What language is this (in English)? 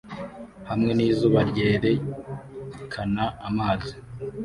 Kinyarwanda